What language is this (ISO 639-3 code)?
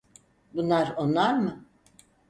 tur